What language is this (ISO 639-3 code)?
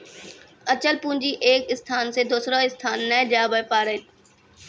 mai